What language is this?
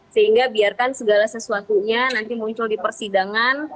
Indonesian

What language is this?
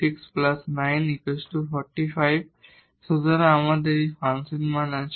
Bangla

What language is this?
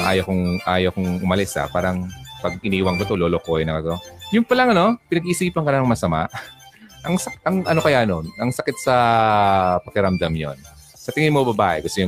Filipino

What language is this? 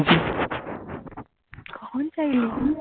Bangla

